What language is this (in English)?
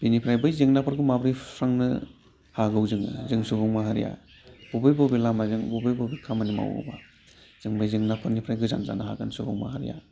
Bodo